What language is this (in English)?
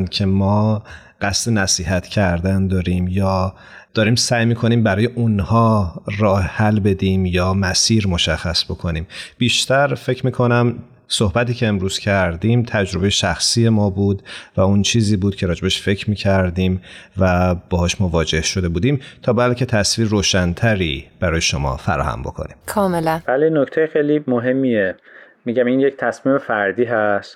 Persian